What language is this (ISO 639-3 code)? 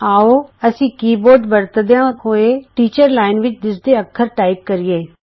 pan